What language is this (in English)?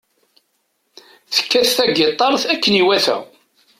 Kabyle